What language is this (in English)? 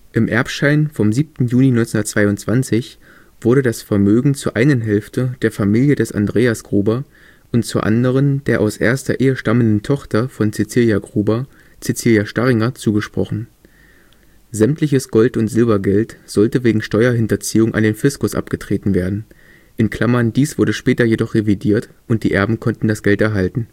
German